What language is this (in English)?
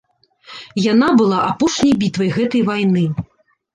Belarusian